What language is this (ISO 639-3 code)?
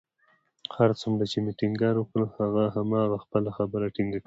pus